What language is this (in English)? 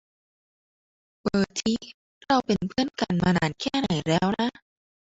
Thai